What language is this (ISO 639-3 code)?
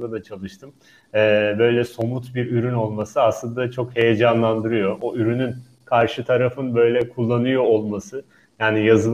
tur